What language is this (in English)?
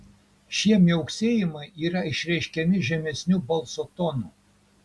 Lithuanian